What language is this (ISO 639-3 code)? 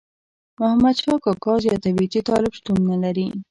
pus